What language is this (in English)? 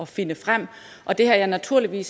Danish